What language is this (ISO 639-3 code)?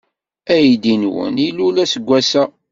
kab